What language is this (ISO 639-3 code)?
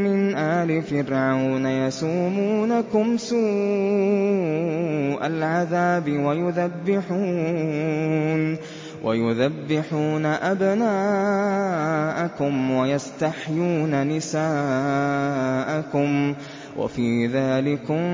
ara